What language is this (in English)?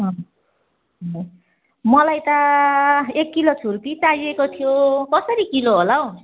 Nepali